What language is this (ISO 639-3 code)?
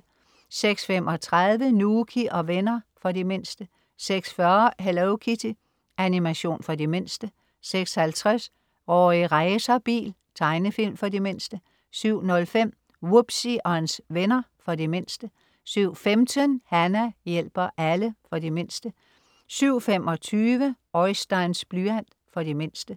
dan